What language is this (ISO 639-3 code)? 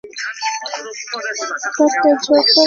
zho